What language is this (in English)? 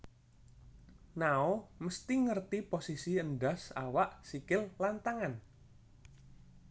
Javanese